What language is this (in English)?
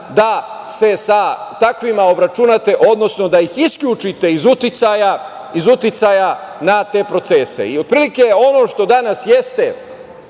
Serbian